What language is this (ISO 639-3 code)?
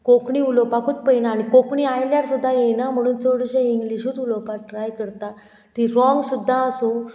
kok